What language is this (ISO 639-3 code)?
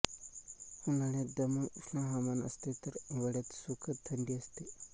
mar